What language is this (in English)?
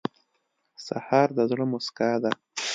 Pashto